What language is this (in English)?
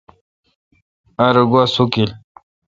Kalkoti